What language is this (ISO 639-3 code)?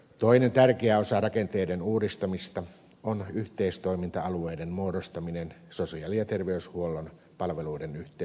fin